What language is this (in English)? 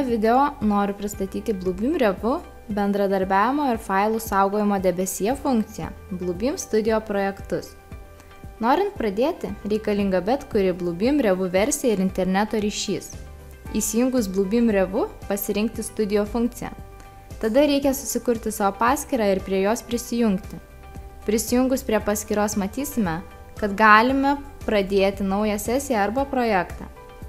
Lithuanian